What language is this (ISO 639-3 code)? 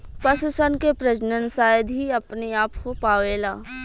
bho